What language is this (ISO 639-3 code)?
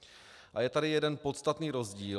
ces